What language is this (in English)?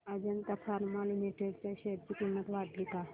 Marathi